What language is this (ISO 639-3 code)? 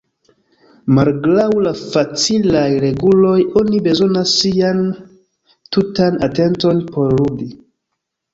epo